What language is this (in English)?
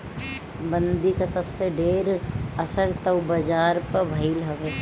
Bhojpuri